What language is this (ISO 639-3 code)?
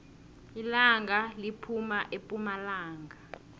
nbl